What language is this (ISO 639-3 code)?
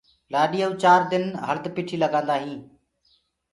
ggg